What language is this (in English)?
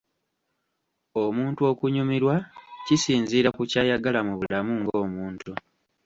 Ganda